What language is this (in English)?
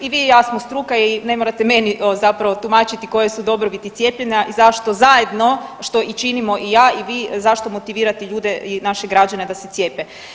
Croatian